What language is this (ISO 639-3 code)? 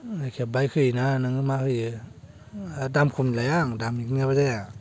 brx